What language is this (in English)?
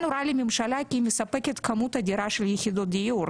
Hebrew